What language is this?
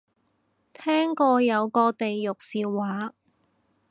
Cantonese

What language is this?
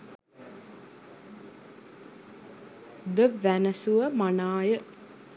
Sinhala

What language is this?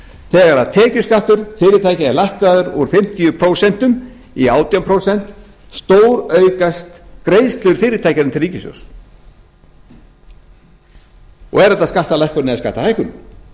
Icelandic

